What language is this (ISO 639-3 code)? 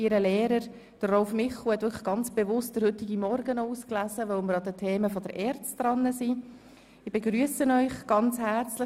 gsw